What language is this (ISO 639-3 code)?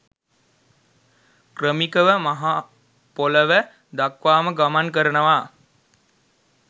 sin